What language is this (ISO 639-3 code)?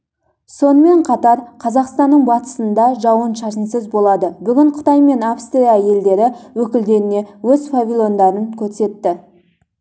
kaz